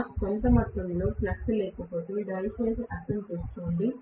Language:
Telugu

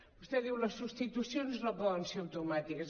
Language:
Catalan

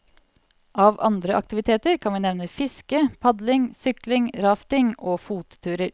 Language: Norwegian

